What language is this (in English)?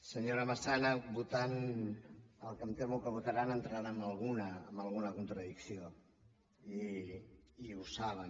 Catalan